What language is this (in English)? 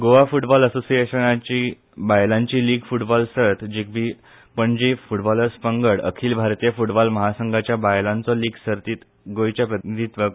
Konkani